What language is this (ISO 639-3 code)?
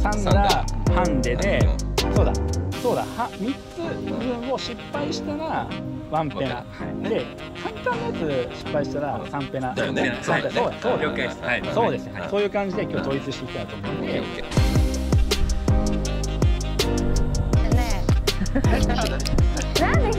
jpn